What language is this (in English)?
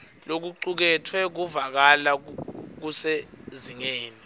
Swati